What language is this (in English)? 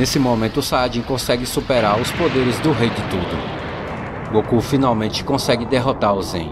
Portuguese